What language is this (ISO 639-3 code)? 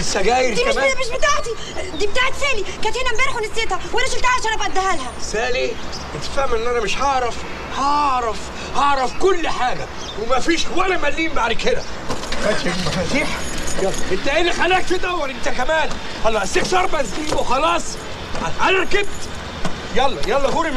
ara